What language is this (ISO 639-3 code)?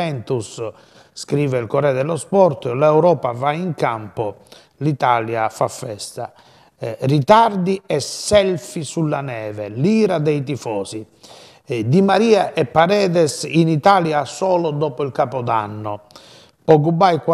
ita